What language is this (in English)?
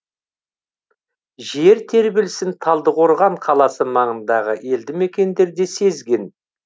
Kazakh